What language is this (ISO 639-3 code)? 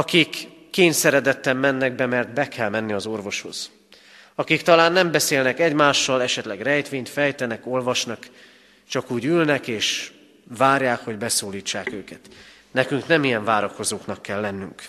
hun